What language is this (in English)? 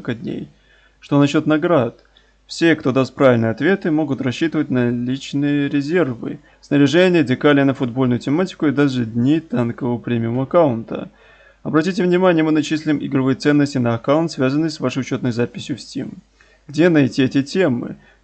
Russian